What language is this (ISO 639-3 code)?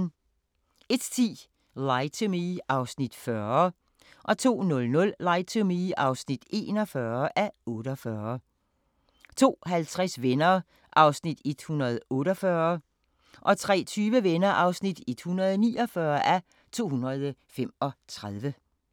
dan